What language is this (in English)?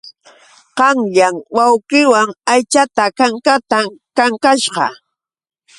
Yauyos Quechua